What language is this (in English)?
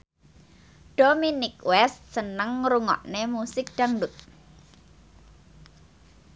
Javanese